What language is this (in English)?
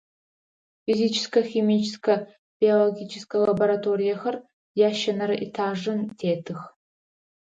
Adyghe